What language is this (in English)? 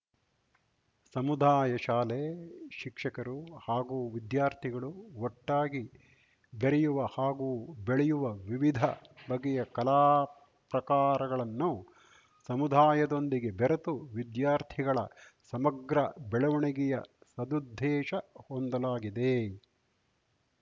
Kannada